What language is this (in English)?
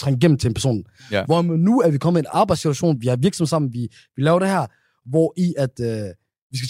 Danish